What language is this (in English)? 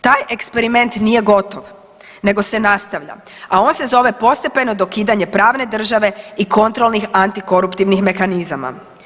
Croatian